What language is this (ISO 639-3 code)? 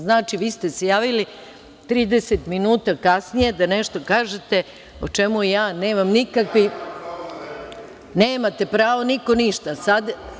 srp